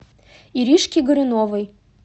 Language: Russian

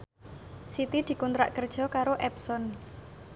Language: Javanese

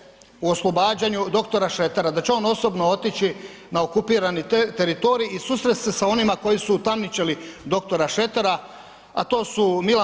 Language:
Croatian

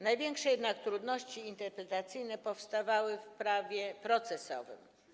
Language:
Polish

